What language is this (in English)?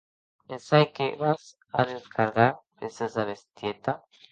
Occitan